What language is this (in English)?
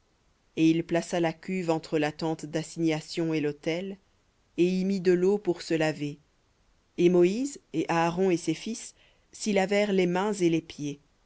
French